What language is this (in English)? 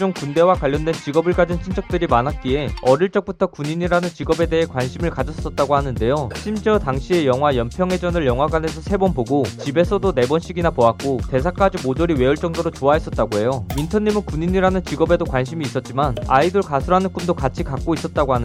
Korean